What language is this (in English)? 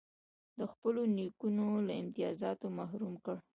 Pashto